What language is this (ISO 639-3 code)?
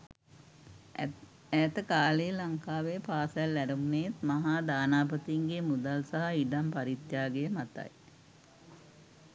sin